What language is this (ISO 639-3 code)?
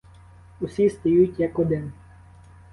ukr